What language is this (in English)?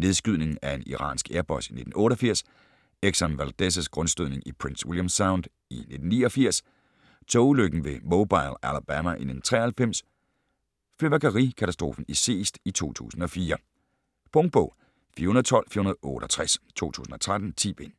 Danish